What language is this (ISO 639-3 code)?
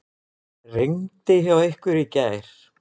isl